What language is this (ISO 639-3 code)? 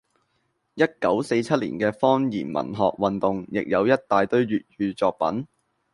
yue